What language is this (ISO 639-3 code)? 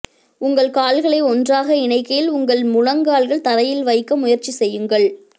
tam